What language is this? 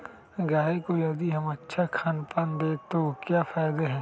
Magahi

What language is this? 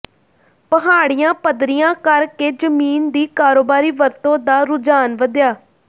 Punjabi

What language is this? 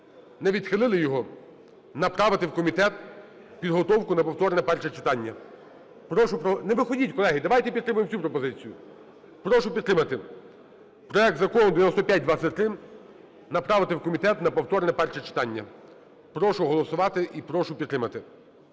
Ukrainian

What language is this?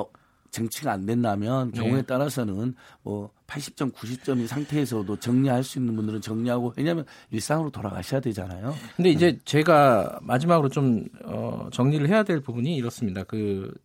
Korean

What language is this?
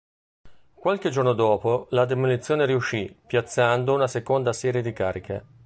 Italian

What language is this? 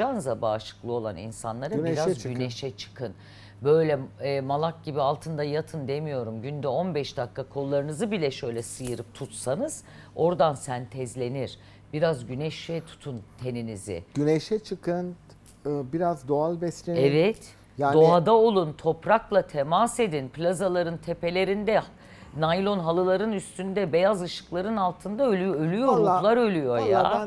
Turkish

